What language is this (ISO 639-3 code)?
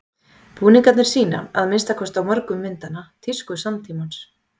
isl